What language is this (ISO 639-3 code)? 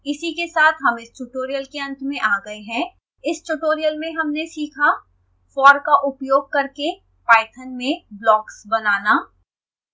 hin